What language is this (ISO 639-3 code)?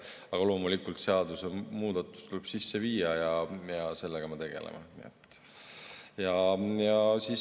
est